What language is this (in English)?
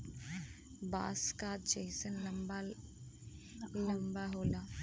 Bhojpuri